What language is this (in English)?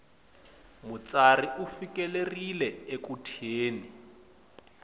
Tsonga